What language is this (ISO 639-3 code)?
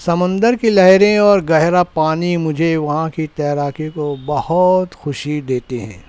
urd